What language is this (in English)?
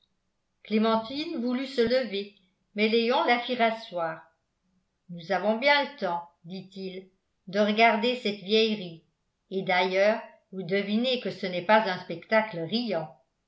French